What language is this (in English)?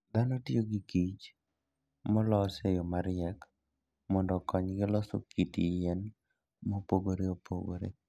Luo (Kenya and Tanzania)